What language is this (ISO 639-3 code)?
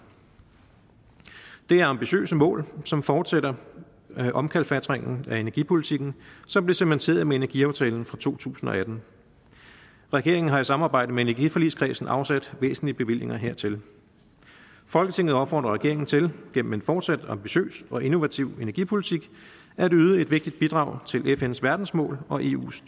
dan